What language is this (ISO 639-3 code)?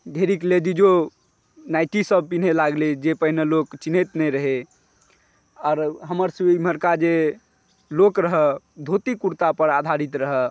mai